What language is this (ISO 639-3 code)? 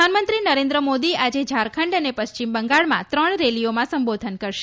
guj